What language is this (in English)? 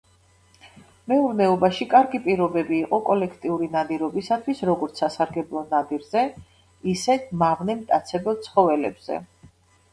Georgian